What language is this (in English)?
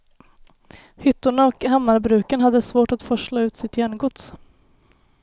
Swedish